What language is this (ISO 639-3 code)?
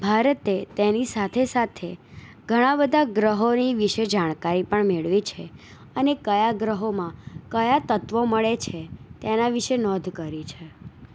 guj